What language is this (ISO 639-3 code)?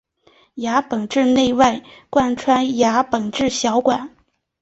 zho